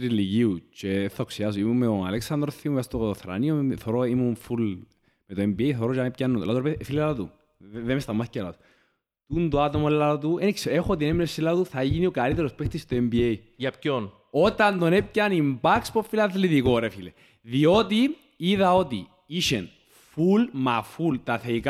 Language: Greek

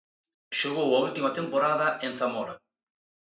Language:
Galician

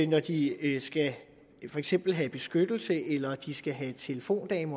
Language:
Danish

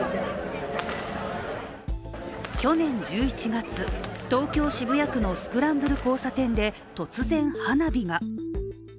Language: Japanese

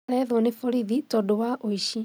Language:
Kikuyu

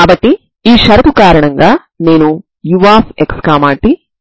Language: Telugu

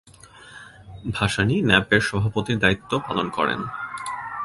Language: Bangla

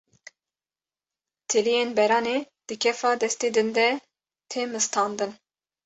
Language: Kurdish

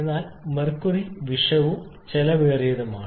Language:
Malayalam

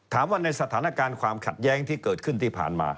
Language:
Thai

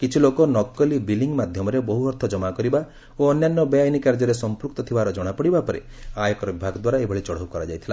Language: Odia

